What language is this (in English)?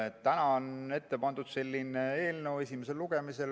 Estonian